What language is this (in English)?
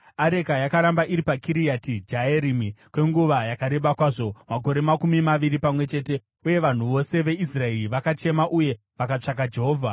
Shona